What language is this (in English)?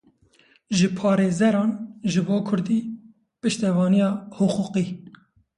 Kurdish